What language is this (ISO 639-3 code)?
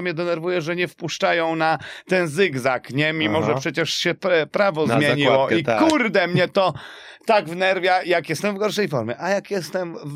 pol